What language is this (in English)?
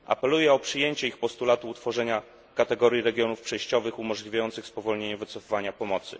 Polish